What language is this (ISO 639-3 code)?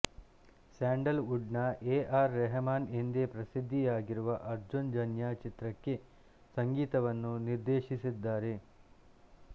kan